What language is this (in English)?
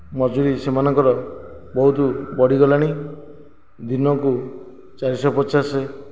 Odia